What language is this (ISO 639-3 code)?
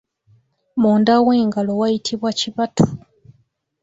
lug